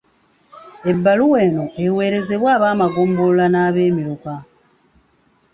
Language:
Ganda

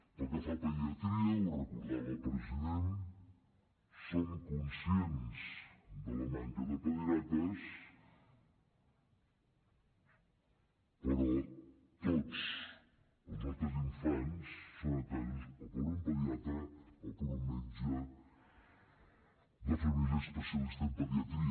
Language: Catalan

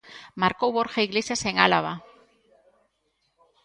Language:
Galician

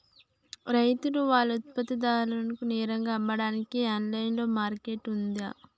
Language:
Telugu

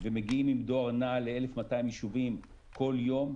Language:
Hebrew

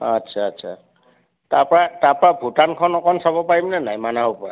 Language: Assamese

